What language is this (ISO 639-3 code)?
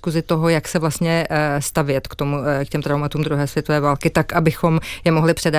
ces